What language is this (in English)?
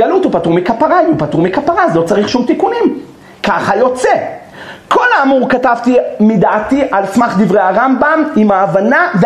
Hebrew